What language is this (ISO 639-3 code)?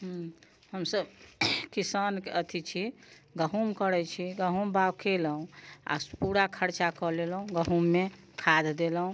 mai